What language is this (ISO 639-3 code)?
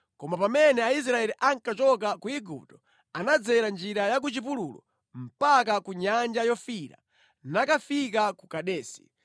nya